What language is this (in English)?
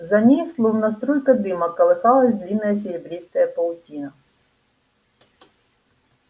Russian